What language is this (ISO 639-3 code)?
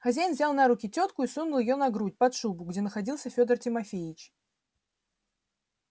rus